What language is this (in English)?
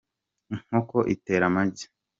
Kinyarwanda